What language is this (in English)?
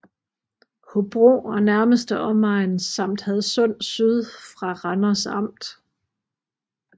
Danish